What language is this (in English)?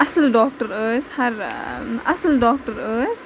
Kashmiri